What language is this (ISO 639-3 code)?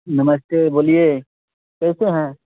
mai